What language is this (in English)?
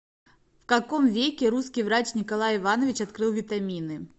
Russian